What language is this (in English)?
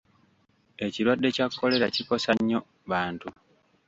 Ganda